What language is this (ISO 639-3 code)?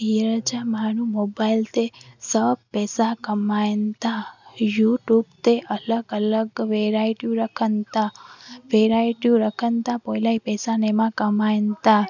snd